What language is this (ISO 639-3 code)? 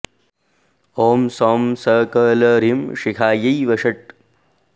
san